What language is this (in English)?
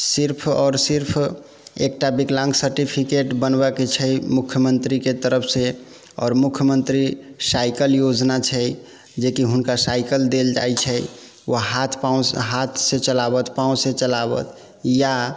Maithili